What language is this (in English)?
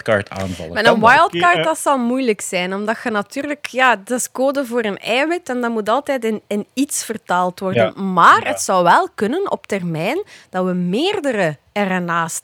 Dutch